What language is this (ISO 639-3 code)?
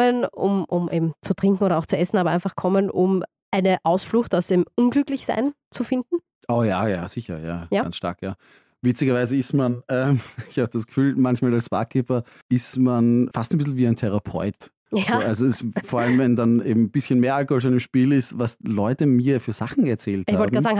deu